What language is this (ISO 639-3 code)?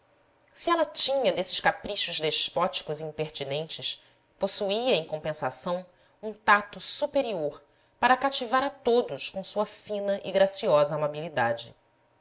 por